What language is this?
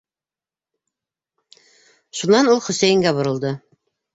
Bashkir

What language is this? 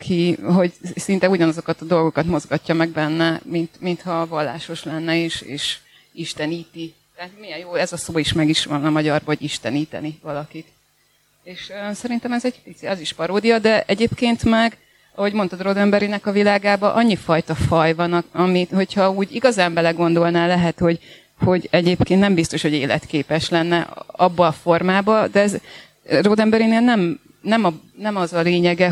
Hungarian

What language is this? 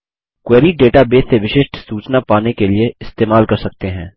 Hindi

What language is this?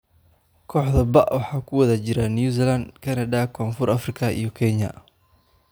Somali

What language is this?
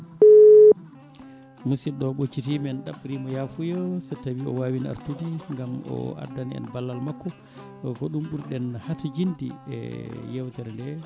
Fula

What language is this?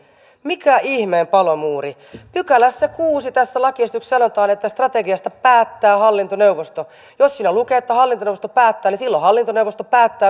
Finnish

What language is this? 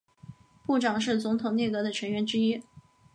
Chinese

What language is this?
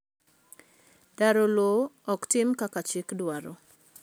Luo (Kenya and Tanzania)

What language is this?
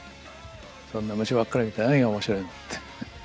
Japanese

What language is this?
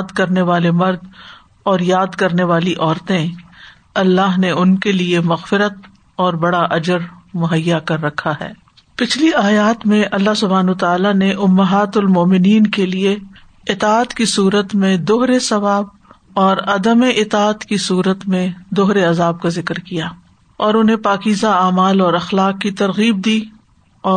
Urdu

